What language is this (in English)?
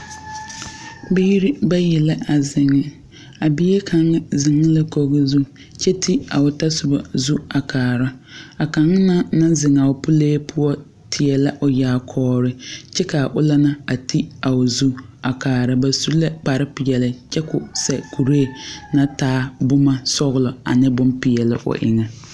Southern Dagaare